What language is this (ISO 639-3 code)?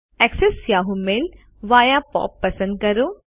guj